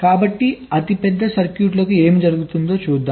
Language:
Telugu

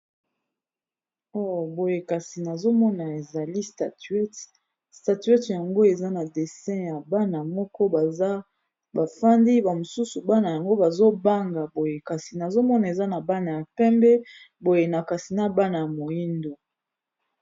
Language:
Lingala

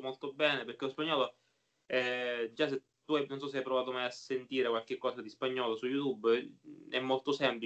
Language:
Italian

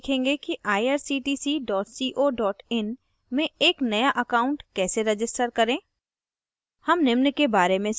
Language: Hindi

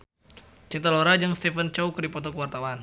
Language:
Sundanese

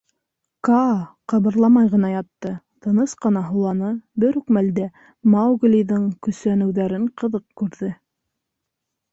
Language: Bashkir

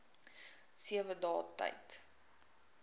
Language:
Afrikaans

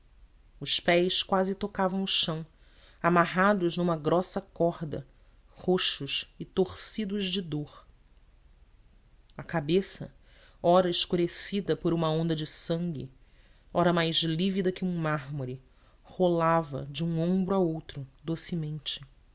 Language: Portuguese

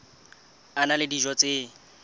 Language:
Southern Sotho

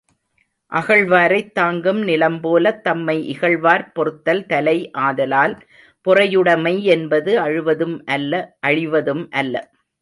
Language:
Tamil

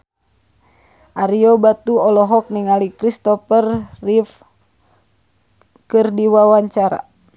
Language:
Sundanese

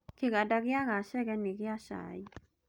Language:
Kikuyu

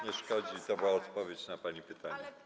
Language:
Polish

